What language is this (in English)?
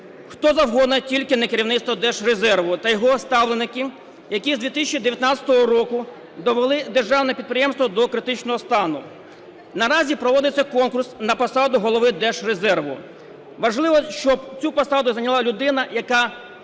Ukrainian